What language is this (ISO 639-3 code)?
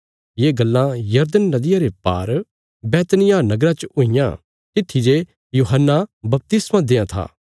kfs